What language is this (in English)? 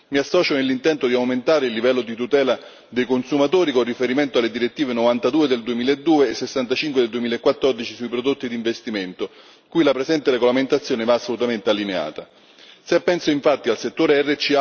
Italian